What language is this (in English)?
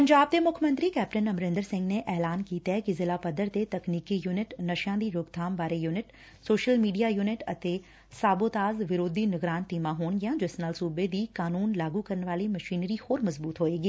Punjabi